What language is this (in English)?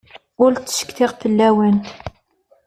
Kabyle